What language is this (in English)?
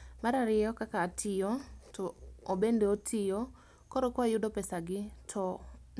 Luo (Kenya and Tanzania)